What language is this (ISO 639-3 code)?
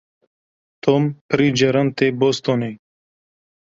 kur